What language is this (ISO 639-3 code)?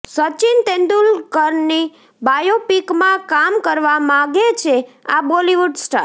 guj